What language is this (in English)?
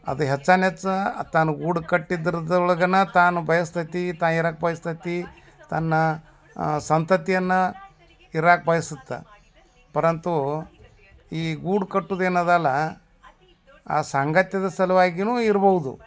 Kannada